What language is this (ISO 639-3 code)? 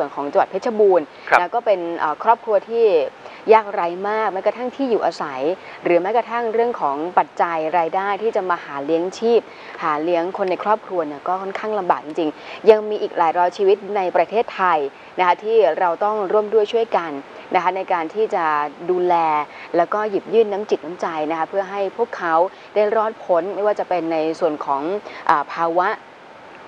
tha